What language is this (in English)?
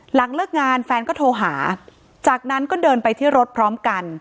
Thai